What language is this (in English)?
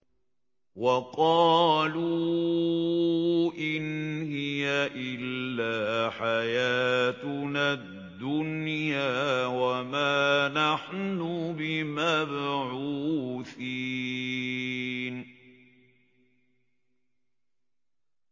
Arabic